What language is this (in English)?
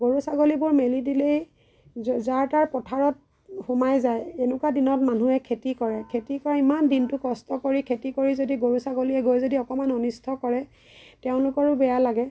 Assamese